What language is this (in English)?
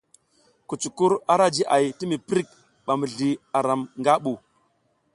South Giziga